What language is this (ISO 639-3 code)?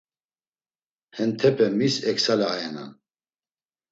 lzz